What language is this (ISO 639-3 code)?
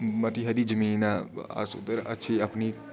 doi